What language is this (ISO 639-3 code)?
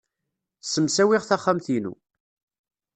kab